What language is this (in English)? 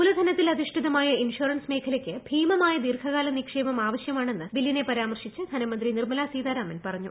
Malayalam